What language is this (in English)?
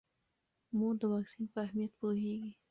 Pashto